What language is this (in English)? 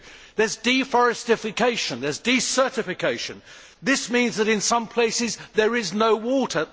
English